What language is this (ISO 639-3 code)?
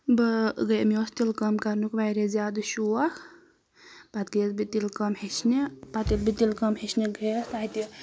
kas